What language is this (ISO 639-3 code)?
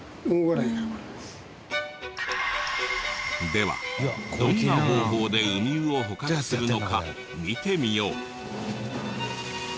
jpn